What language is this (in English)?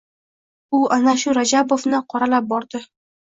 Uzbek